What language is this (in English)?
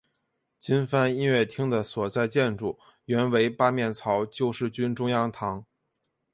Chinese